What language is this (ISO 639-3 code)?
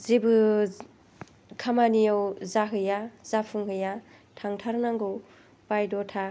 brx